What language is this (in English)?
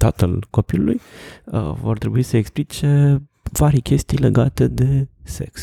Romanian